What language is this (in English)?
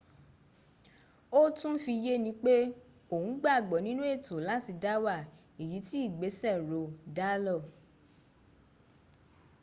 Yoruba